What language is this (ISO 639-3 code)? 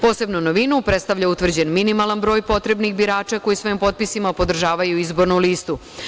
srp